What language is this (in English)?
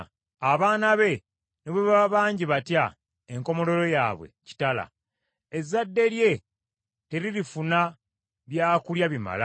Ganda